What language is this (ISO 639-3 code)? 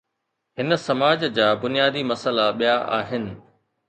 snd